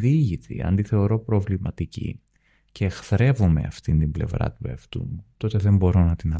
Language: Greek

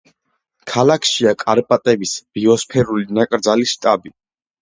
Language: Georgian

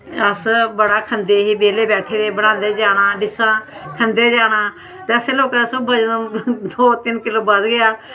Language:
Dogri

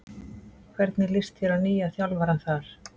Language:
Icelandic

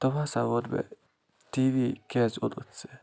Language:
Kashmiri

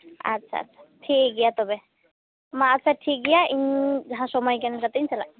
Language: Santali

